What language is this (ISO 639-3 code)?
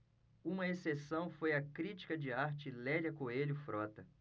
por